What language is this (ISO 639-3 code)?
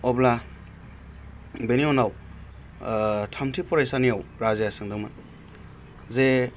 brx